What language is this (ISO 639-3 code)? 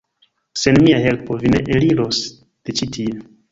epo